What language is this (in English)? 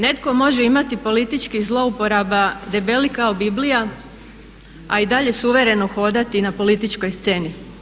Croatian